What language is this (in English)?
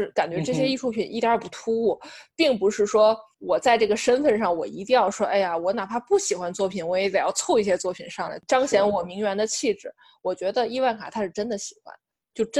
Chinese